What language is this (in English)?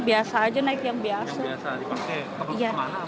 Indonesian